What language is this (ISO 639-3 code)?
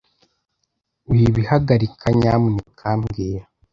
kin